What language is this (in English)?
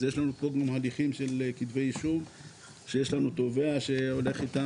Hebrew